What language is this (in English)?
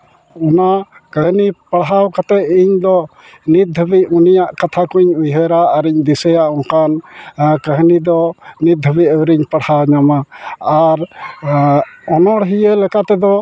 Santali